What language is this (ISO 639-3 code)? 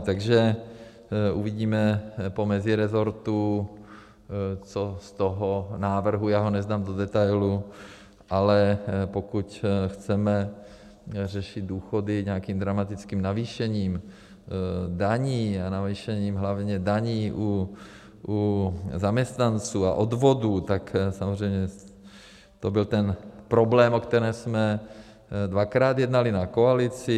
ces